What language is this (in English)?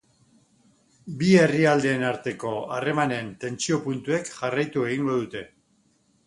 Basque